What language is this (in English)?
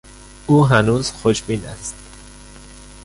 Persian